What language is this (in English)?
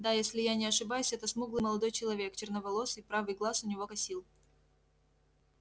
Russian